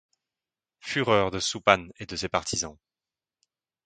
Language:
French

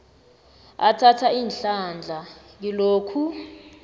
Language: South Ndebele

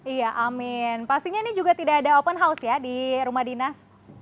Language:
Indonesian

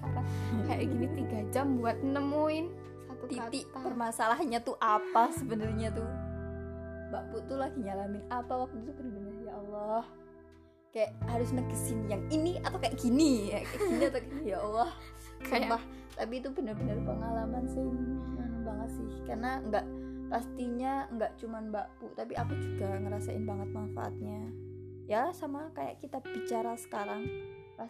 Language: Indonesian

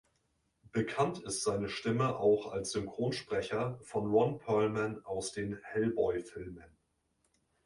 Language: German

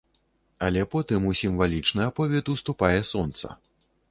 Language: Belarusian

